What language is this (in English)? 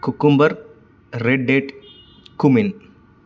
Telugu